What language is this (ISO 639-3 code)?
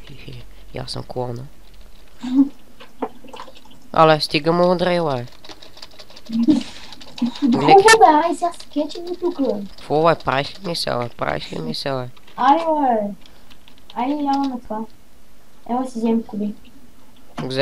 bul